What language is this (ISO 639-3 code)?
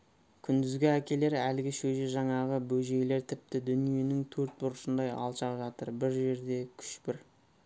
kaz